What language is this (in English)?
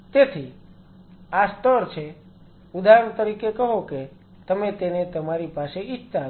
Gujarati